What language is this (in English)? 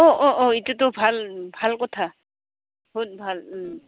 Assamese